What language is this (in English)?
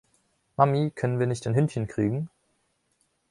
German